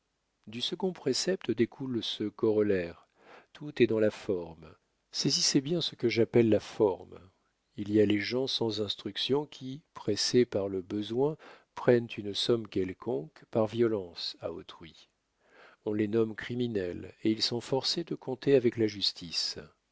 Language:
French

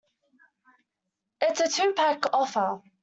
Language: English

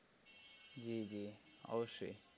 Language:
Bangla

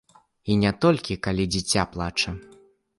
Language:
Belarusian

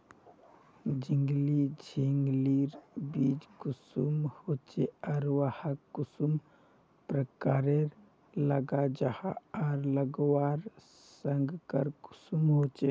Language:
Magahi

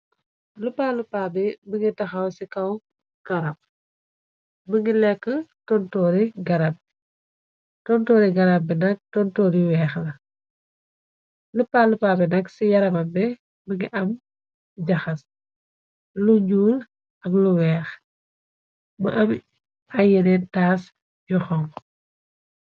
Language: Wolof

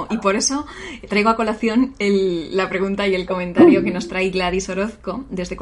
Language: Spanish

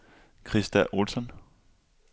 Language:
Danish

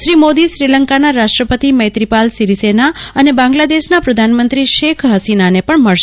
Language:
Gujarati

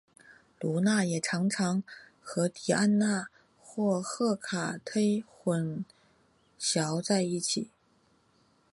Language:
Chinese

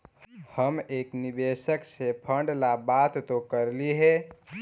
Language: Magahi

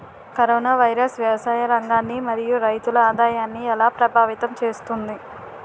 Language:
Telugu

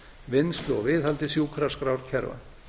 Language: Icelandic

